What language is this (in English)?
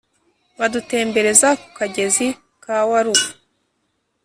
Kinyarwanda